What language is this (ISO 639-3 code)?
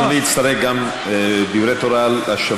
heb